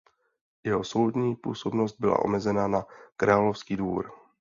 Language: Czech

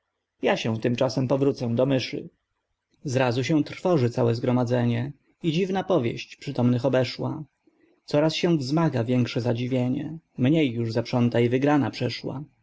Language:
Polish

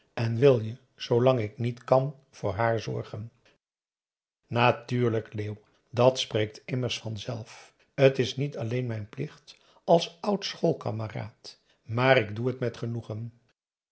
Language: Dutch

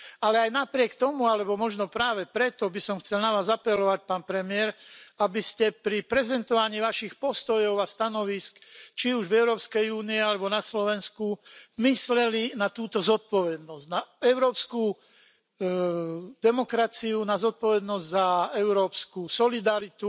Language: Slovak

